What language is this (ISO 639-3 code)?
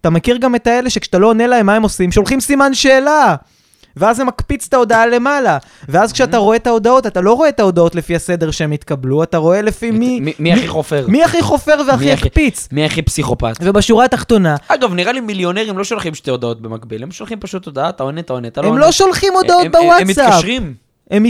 heb